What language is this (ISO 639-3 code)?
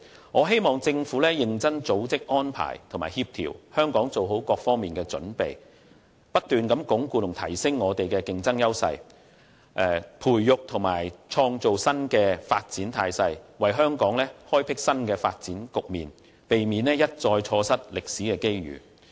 yue